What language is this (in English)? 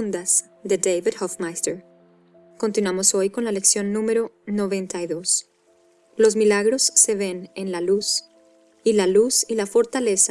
Spanish